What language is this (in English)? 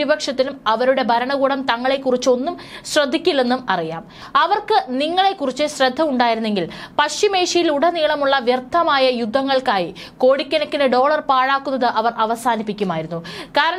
Malayalam